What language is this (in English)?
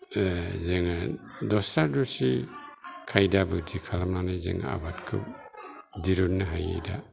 Bodo